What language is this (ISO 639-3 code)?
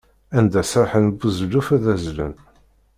kab